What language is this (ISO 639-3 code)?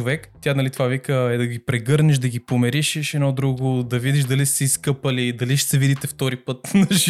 bul